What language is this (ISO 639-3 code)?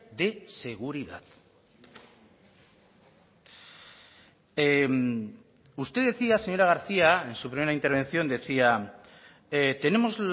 spa